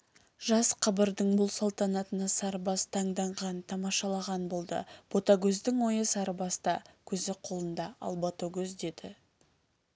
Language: Kazakh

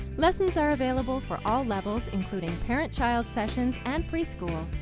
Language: English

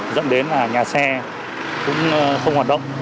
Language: Vietnamese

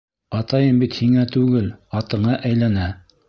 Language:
Bashkir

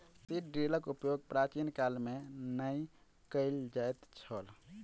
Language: Maithili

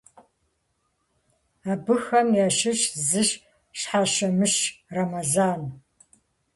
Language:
Kabardian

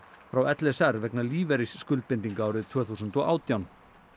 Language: Icelandic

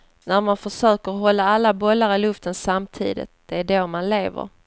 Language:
Swedish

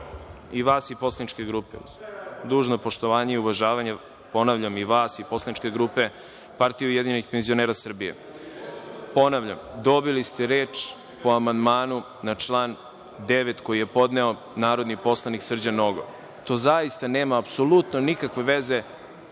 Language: Serbian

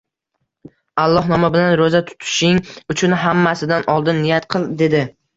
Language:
Uzbek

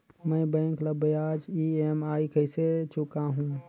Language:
Chhattisgarhi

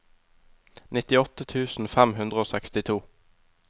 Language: Norwegian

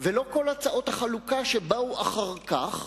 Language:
Hebrew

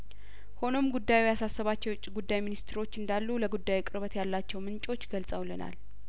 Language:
Amharic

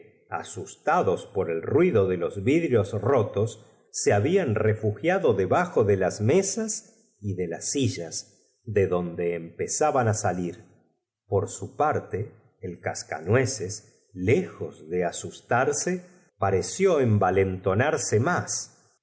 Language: Spanish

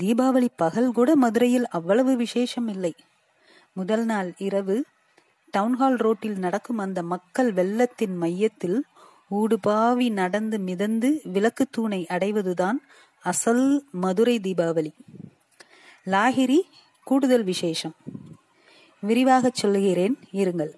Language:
Tamil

